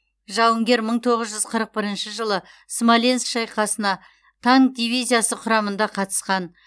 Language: Kazakh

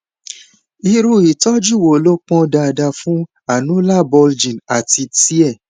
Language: Yoruba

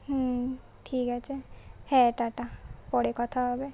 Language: Bangla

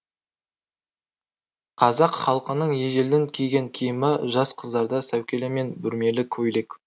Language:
Kazakh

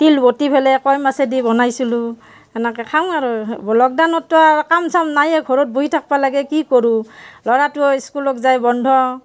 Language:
Assamese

